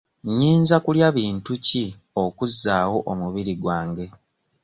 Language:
Ganda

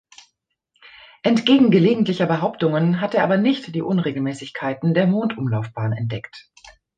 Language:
German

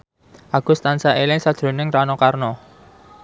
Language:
Javanese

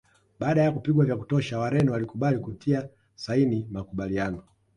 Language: Swahili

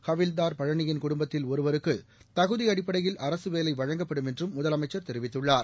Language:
Tamil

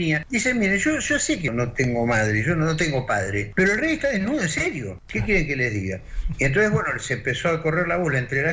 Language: Spanish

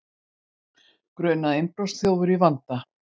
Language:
Icelandic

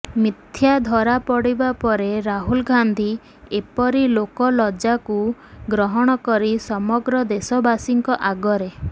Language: Odia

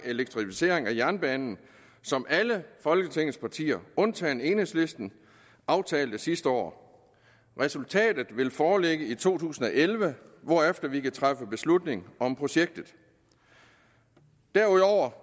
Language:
Danish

